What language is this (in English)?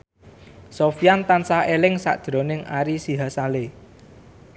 Javanese